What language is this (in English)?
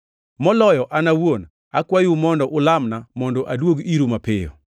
Luo (Kenya and Tanzania)